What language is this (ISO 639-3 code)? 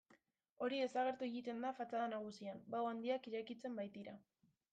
eus